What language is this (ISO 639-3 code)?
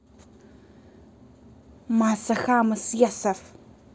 rus